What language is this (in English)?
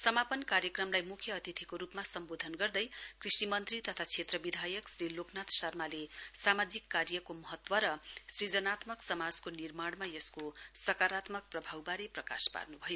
Nepali